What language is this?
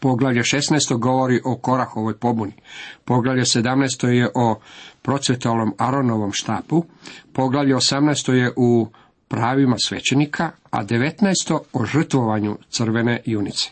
Croatian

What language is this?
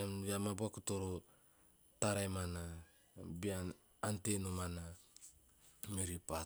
Teop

